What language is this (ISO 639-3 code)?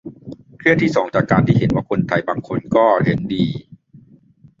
tha